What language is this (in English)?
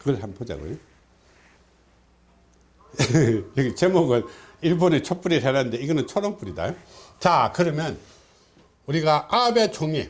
Korean